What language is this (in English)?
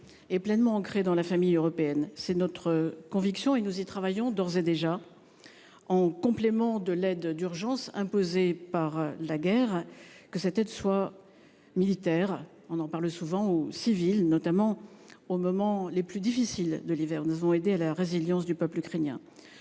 French